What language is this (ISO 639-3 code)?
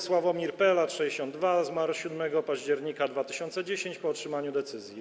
pol